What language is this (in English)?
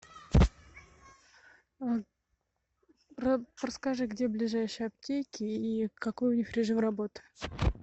Russian